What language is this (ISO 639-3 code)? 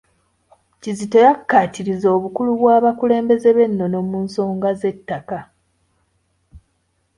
lug